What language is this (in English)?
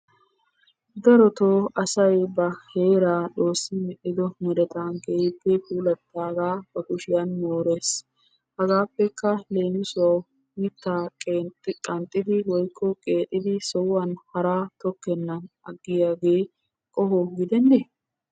Wolaytta